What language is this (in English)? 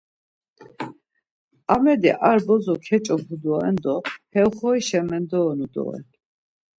Laz